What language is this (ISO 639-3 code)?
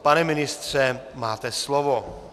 ces